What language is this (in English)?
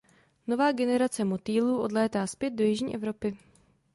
Czech